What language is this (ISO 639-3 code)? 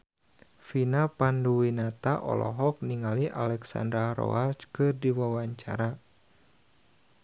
sun